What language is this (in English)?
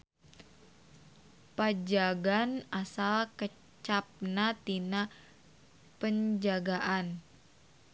Sundanese